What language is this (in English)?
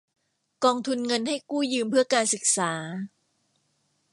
Thai